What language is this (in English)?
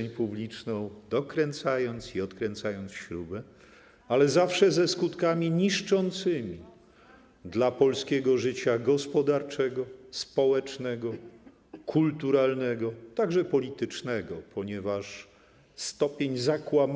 Polish